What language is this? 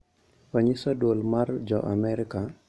Luo (Kenya and Tanzania)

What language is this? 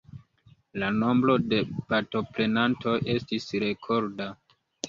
Esperanto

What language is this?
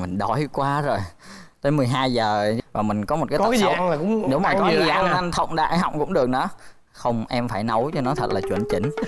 Vietnamese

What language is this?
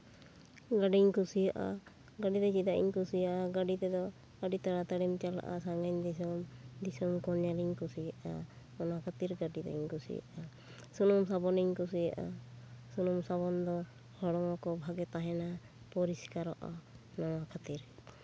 Santali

